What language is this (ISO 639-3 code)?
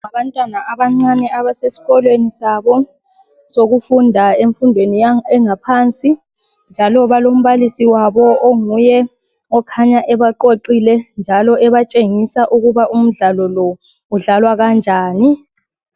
nde